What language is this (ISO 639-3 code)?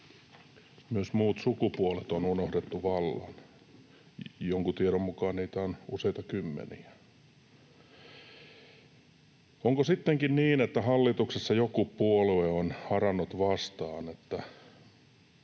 fin